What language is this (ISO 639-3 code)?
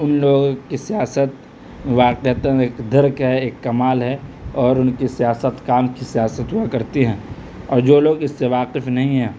urd